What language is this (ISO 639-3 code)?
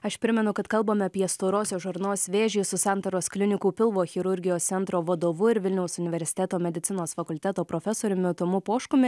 lit